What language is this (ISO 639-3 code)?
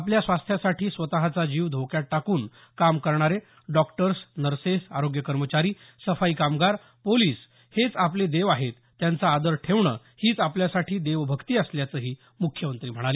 mar